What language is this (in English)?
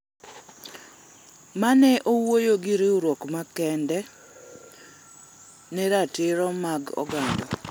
Luo (Kenya and Tanzania)